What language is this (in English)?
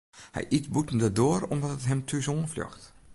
Western Frisian